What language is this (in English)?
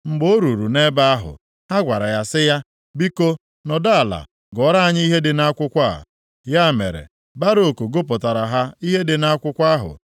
Igbo